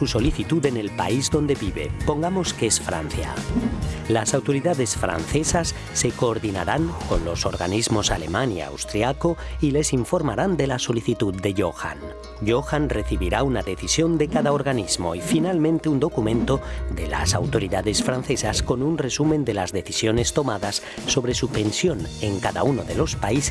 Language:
Spanish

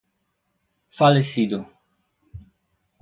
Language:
Portuguese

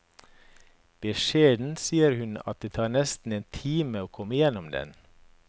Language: Norwegian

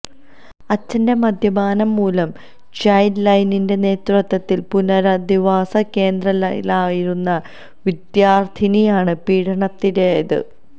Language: Malayalam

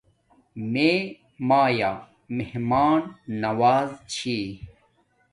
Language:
Domaaki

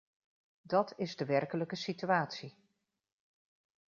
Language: Dutch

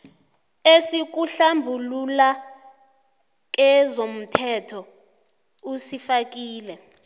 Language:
South Ndebele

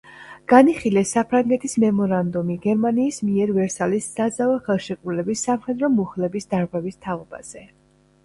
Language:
Georgian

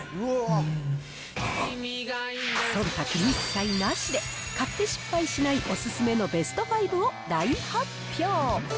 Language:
Japanese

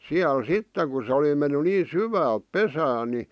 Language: Finnish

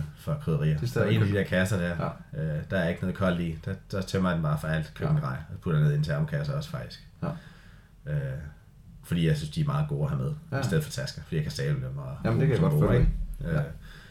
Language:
Danish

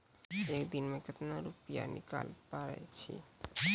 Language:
Maithili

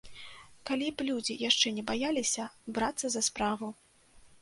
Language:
Belarusian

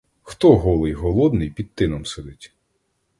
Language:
Ukrainian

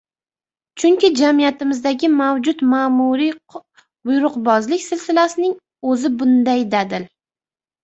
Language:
Uzbek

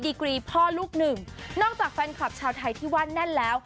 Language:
Thai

